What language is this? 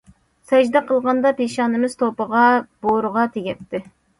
Uyghur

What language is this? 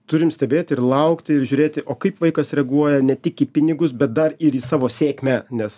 Lithuanian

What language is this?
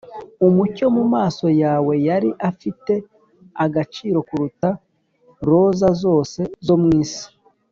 Kinyarwanda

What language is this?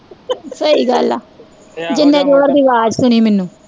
Punjabi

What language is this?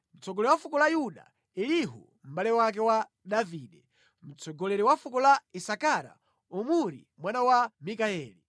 Nyanja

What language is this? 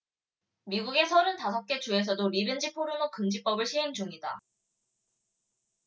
Korean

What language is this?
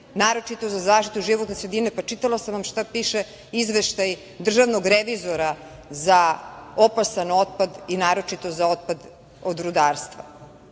Serbian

